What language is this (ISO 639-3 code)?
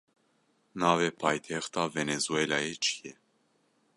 kur